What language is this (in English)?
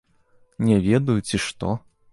Belarusian